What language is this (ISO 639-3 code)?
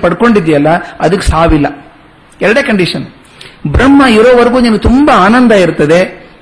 kan